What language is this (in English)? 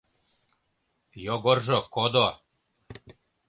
Mari